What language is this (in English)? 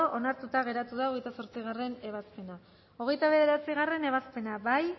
Basque